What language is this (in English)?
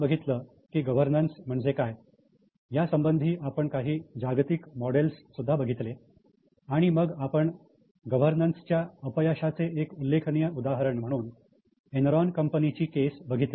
Marathi